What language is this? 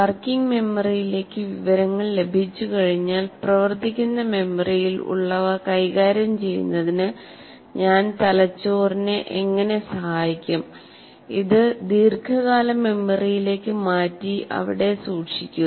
Malayalam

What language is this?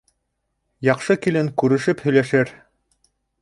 Bashkir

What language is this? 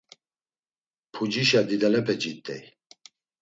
Laz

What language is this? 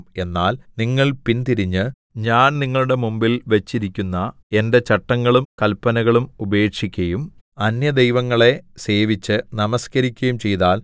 Malayalam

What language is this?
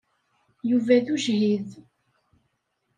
Kabyle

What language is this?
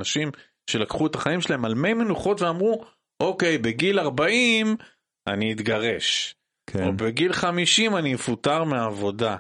Hebrew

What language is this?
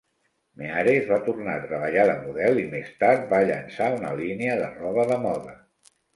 Catalan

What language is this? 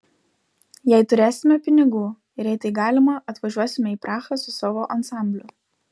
Lithuanian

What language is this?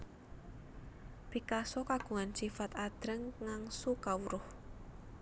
Javanese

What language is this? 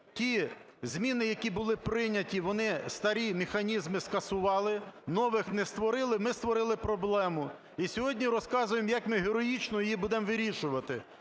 Ukrainian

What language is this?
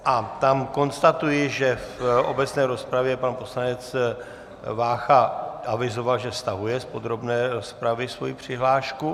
Czech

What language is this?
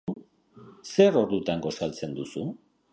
Basque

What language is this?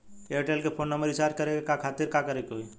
Bhojpuri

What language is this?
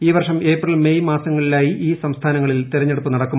Malayalam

